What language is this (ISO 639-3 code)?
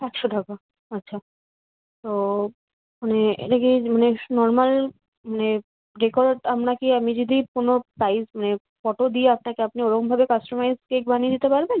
ben